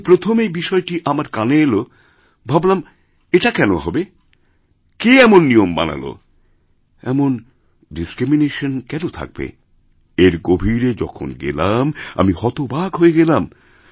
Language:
Bangla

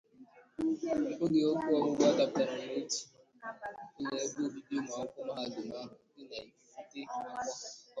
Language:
Igbo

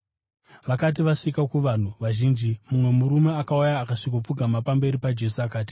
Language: Shona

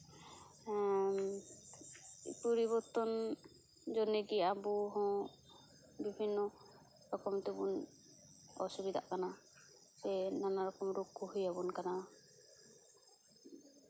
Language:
Santali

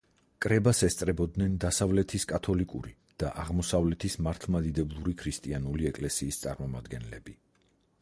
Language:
Georgian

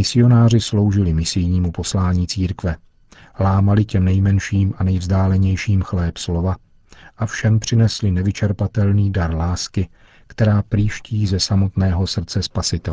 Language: Czech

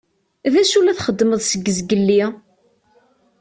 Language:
Kabyle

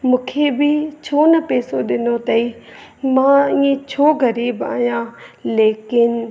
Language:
Sindhi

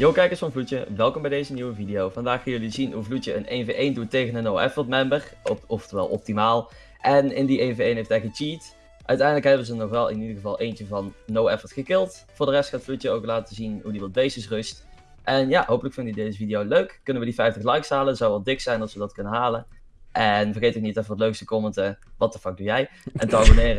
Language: Dutch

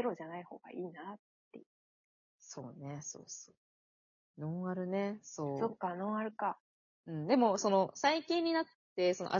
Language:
Japanese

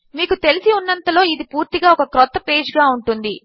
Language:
Telugu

